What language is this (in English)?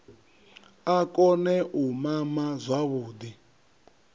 Venda